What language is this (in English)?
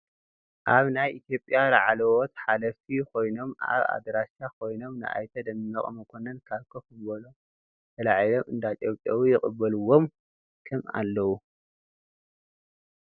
Tigrinya